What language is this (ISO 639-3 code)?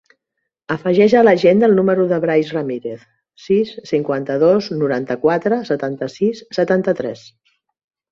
cat